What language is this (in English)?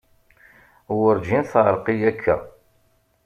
Kabyle